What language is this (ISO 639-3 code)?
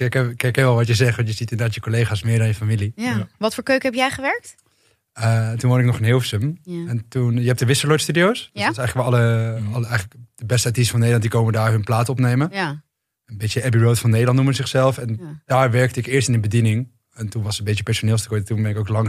nld